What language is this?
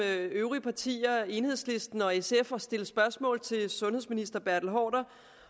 Danish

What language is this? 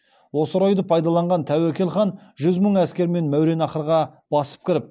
Kazakh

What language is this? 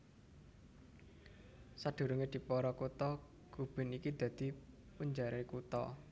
Javanese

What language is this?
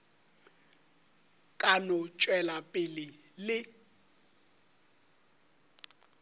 Northern Sotho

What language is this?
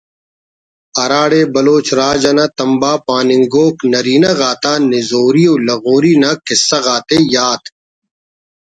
Brahui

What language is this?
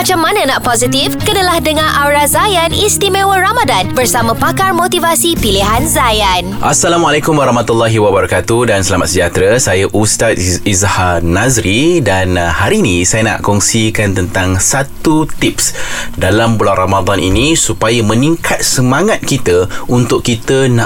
Malay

